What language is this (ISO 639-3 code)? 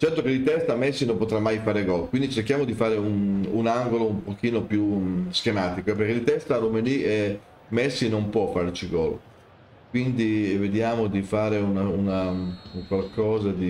ita